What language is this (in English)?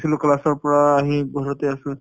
Assamese